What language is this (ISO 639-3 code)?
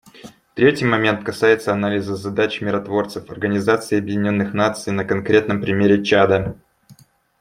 rus